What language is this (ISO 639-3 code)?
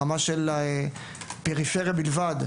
heb